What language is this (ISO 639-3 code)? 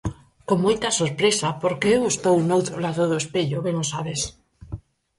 glg